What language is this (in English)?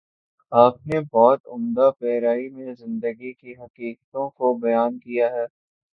Urdu